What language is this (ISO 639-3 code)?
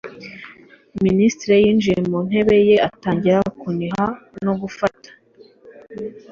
kin